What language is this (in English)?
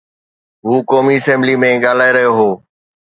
Sindhi